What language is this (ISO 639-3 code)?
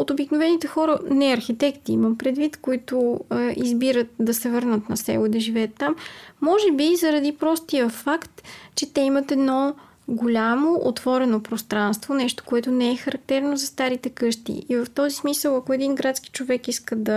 bul